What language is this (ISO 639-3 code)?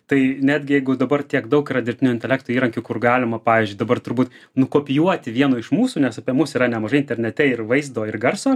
lit